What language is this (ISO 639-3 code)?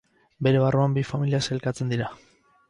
eus